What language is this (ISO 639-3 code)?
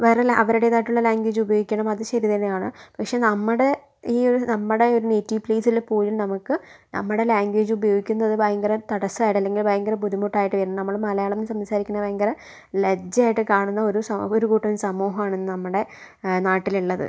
mal